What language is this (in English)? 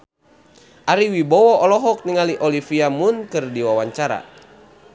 Sundanese